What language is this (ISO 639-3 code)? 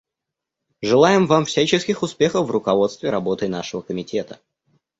rus